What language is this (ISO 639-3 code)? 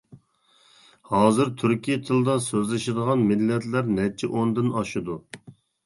uig